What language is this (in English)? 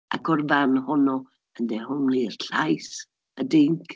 Welsh